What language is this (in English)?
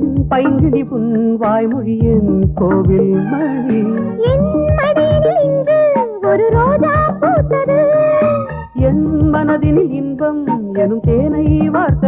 Tamil